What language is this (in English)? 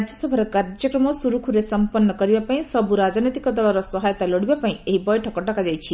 Odia